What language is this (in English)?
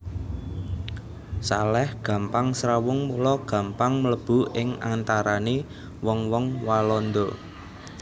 Javanese